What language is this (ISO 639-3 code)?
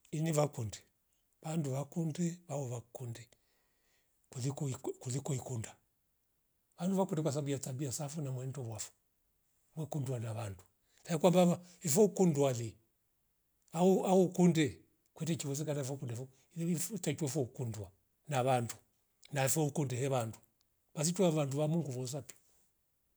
rof